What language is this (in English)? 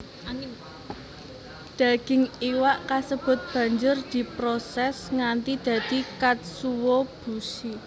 Javanese